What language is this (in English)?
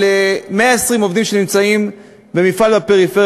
Hebrew